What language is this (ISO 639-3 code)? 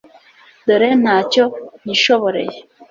kin